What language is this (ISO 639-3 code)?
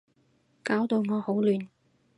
yue